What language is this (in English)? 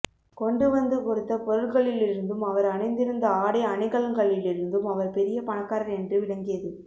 Tamil